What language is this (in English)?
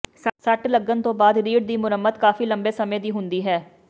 Punjabi